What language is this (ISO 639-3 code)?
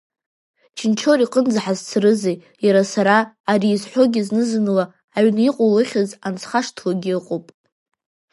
abk